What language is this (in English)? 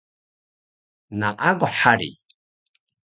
Taroko